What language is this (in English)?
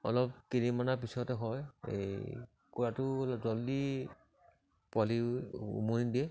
Assamese